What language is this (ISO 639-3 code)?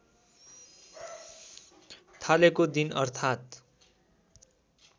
nep